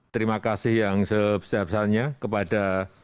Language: Indonesian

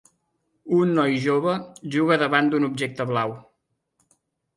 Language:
Catalan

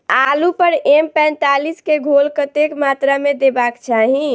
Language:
Maithili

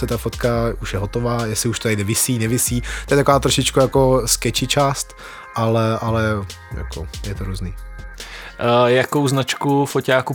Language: Czech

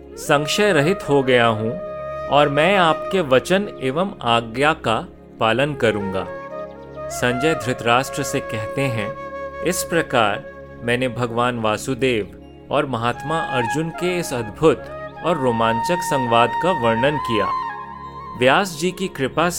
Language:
Hindi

